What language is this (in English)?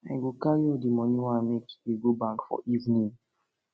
Nigerian Pidgin